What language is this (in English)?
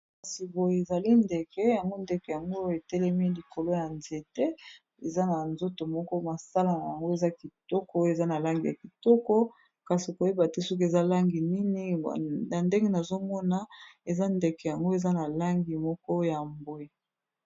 Lingala